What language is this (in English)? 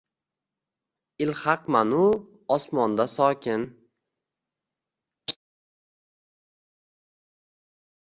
Uzbek